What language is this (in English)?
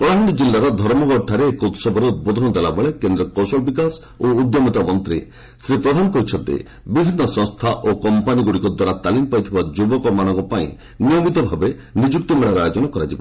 Odia